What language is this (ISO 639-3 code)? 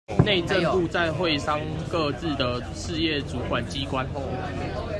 zho